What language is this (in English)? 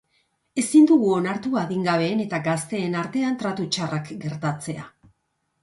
Basque